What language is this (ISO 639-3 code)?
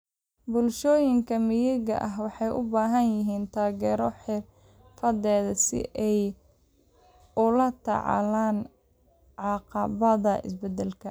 som